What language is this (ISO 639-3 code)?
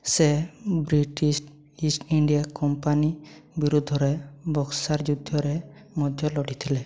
ori